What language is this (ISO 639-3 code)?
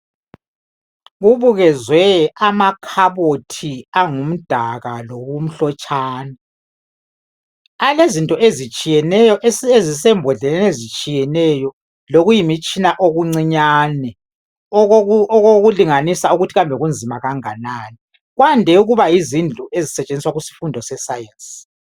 nde